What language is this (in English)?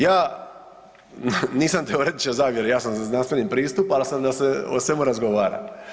Croatian